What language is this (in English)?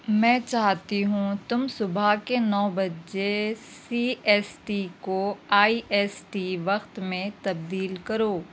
Urdu